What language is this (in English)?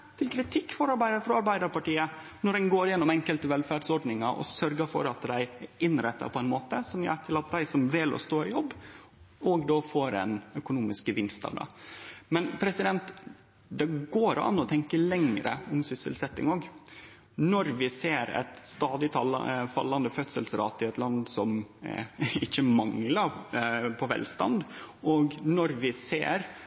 Norwegian Nynorsk